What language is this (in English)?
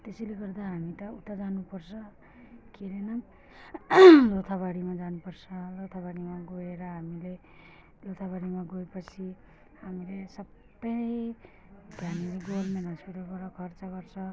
Nepali